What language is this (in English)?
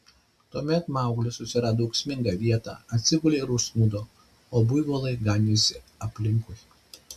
Lithuanian